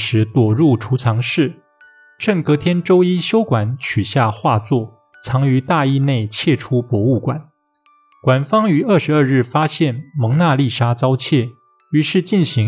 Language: Chinese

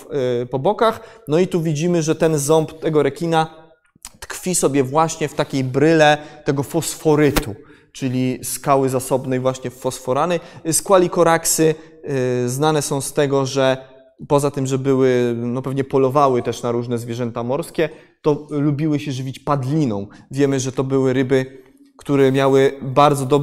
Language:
Polish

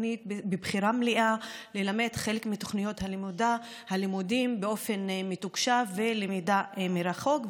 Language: Hebrew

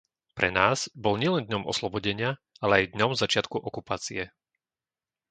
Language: Slovak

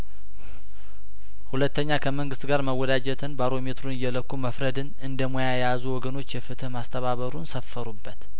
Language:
Amharic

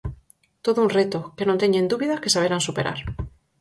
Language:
Galician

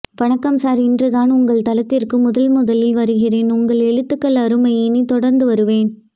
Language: Tamil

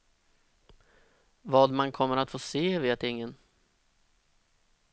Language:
Swedish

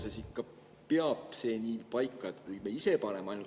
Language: Estonian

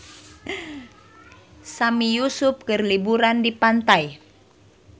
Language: Sundanese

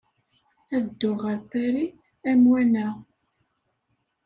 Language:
Kabyle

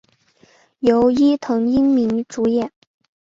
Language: Chinese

